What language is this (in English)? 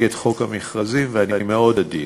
Hebrew